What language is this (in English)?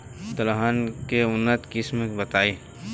Bhojpuri